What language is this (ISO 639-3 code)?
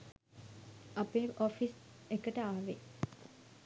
sin